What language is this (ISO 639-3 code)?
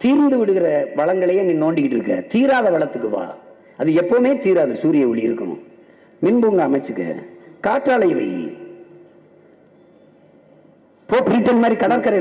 tam